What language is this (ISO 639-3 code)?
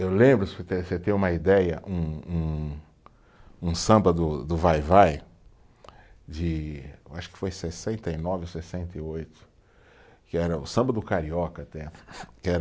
por